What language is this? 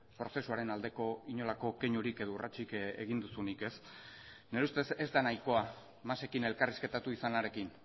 Basque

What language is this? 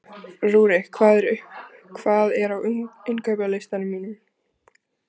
Icelandic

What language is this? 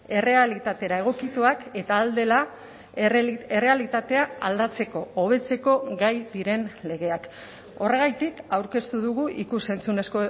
Basque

